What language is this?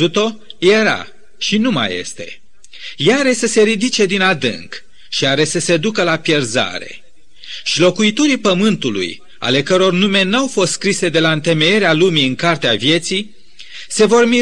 Romanian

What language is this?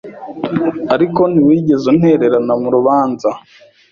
Kinyarwanda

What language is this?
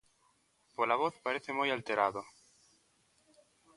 Galician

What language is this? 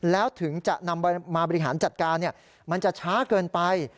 Thai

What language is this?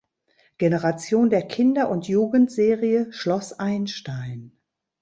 German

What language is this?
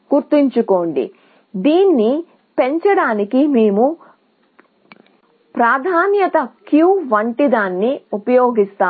Telugu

